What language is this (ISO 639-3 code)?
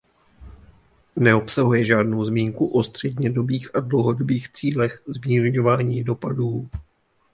ces